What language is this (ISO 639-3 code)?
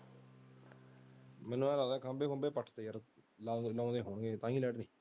pan